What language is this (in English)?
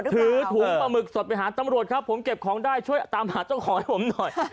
Thai